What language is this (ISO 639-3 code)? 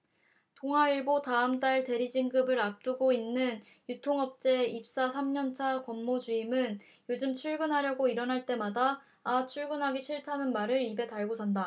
kor